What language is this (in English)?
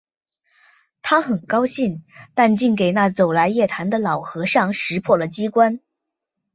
Chinese